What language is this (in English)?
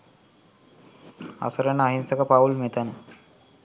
Sinhala